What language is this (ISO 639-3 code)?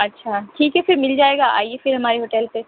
urd